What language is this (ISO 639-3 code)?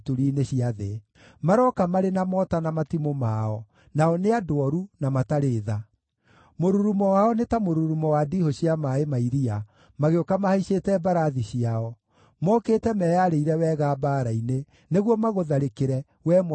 kik